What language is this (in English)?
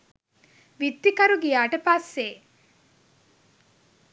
Sinhala